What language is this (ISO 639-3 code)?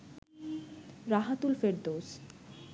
ben